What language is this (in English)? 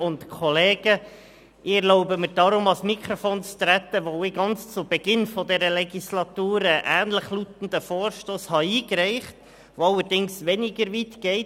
Swiss German